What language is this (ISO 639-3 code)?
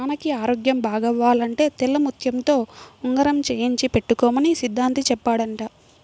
tel